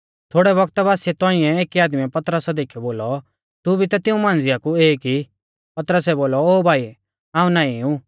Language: Mahasu Pahari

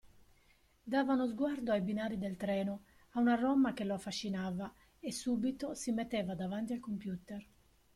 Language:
Italian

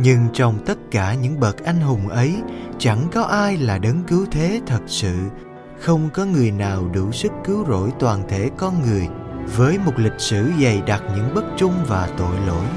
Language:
Vietnamese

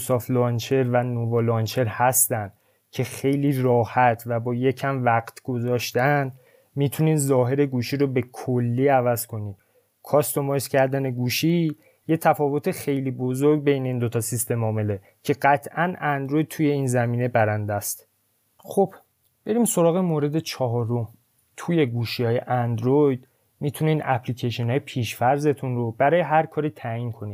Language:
Persian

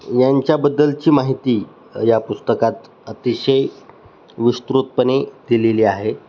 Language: Marathi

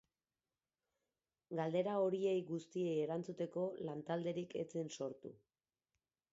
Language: Basque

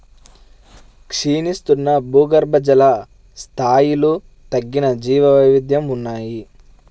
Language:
Telugu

